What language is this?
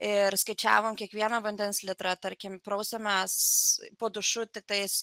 Lithuanian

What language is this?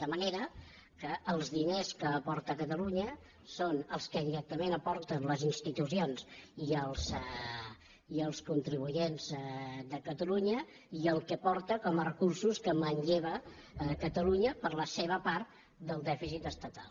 Catalan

